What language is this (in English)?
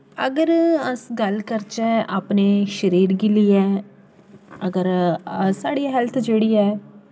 Dogri